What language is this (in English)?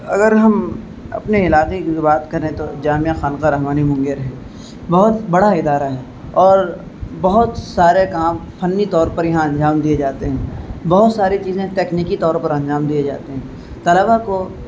Urdu